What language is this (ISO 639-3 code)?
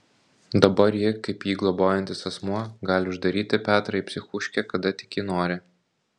lit